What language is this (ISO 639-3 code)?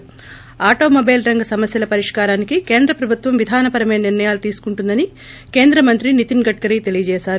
tel